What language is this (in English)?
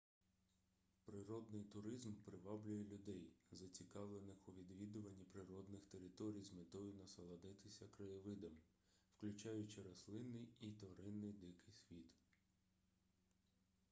Ukrainian